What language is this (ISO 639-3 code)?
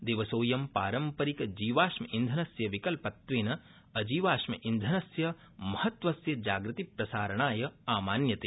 san